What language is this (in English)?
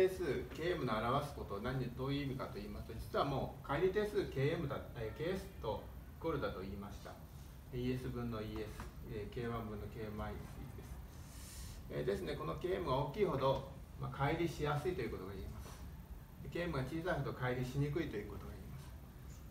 Japanese